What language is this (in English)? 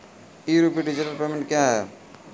Maithili